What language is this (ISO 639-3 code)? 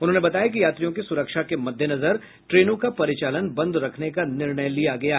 hin